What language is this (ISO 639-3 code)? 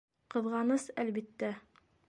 bak